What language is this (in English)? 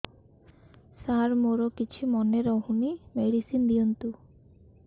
Odia